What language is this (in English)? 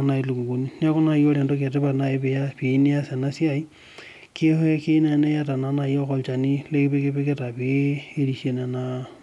Masai